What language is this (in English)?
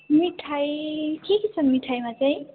Nepali